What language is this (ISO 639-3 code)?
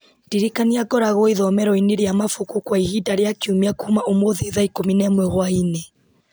kik